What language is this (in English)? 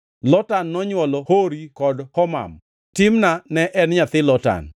Luo (Kenya and Tanzania)